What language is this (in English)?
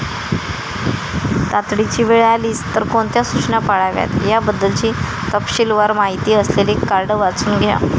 Marathi